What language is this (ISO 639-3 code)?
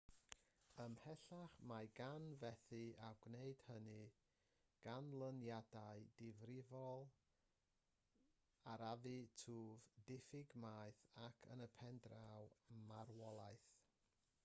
cym